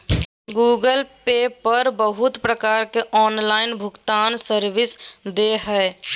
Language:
Magahi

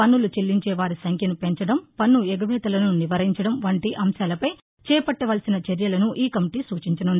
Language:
Telugu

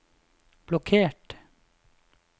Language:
Norwegian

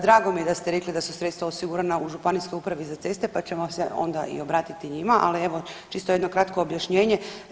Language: Croatian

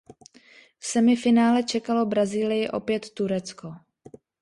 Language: Czech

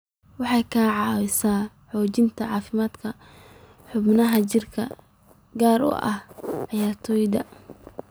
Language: Somali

